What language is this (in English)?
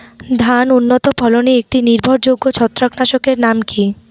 Bangla